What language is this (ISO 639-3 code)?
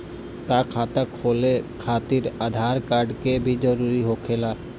bho